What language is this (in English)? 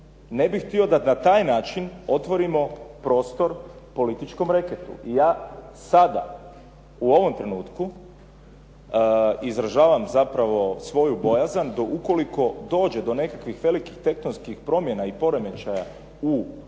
Croatian